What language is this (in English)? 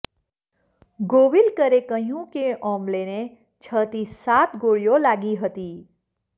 Gujarati